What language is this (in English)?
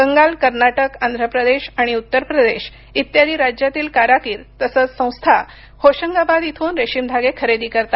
Marathi